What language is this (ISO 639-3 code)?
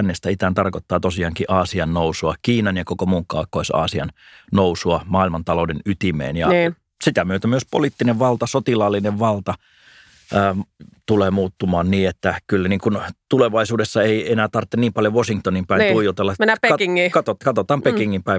fin